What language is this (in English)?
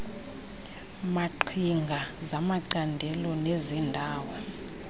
Xhosa